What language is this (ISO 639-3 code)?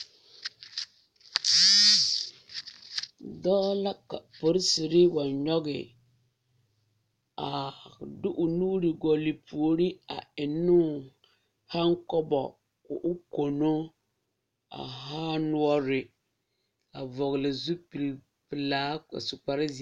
dga